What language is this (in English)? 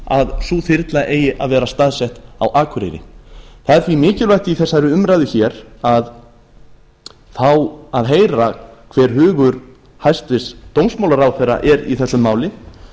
Icelandic